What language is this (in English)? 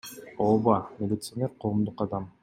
Kyrgyz